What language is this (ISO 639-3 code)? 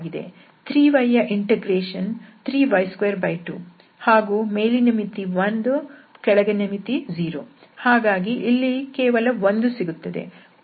kan